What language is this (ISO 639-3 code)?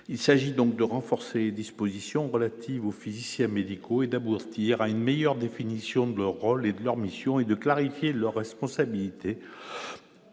fra